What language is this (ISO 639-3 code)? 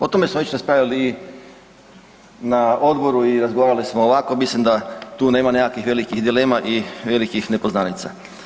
hrv